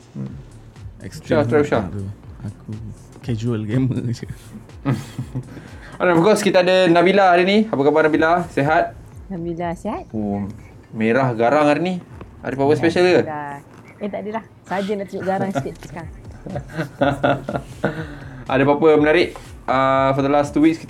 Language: Malay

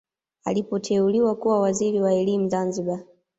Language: Swahili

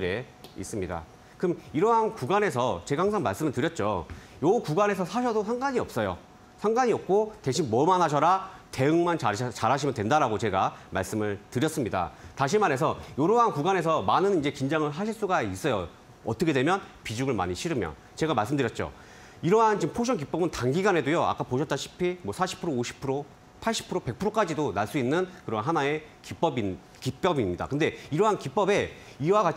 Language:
Korean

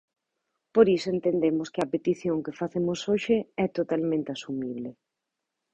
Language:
Galician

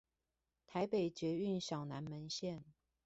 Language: Chinese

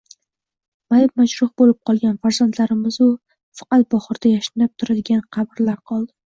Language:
Uzbek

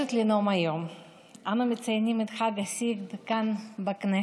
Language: Hebrew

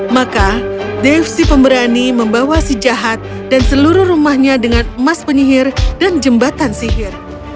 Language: Indonesian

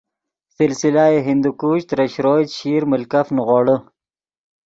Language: Yidgha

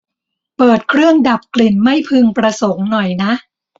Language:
Thai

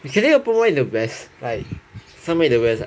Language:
English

